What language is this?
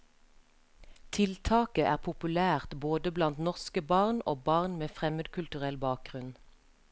Norwegian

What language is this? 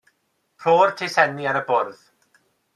Welsh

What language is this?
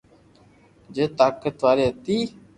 Loarki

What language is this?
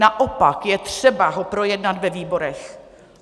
Czech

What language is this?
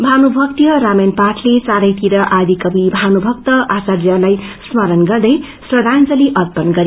Nepali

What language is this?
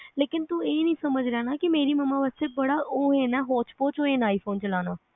Punjabi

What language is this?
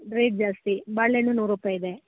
Kannada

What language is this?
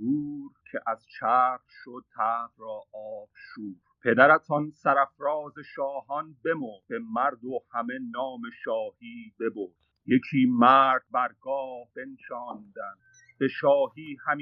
Persian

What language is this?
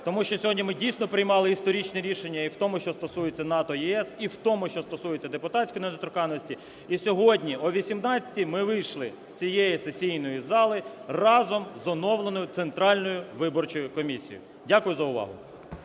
Ukrainian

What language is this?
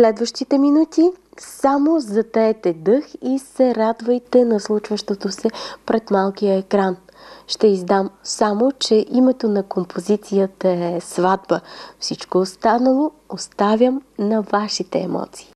Bulgarian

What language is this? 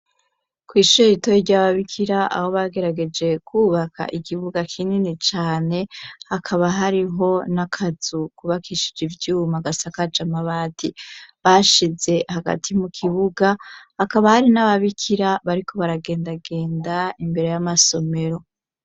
Rundi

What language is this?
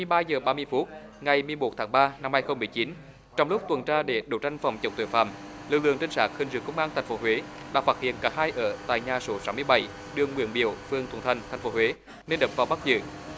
Vietnamese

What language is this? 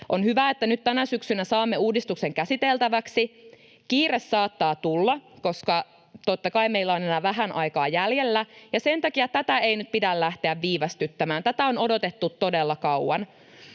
Finnish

